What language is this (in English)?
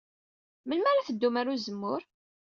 Kabyle